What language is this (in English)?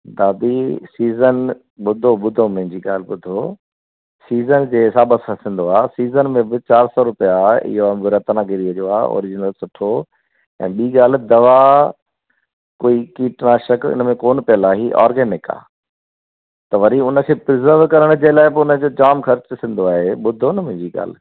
Sindhi